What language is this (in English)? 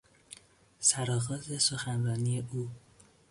Persian